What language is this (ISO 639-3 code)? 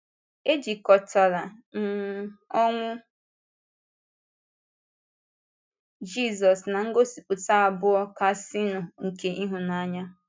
ibo